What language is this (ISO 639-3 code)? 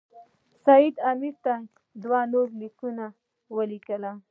pus